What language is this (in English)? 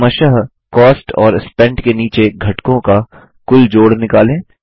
Hindi